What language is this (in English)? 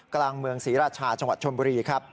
Thai